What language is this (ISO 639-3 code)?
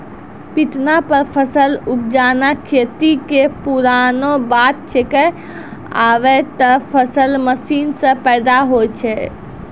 mai